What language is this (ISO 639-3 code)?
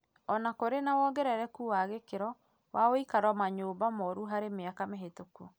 kik